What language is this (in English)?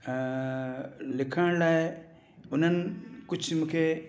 Sindhi